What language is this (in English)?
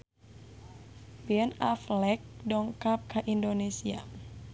Sundanese